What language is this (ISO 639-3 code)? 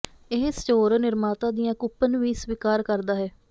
pan